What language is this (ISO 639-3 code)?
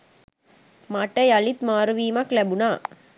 sin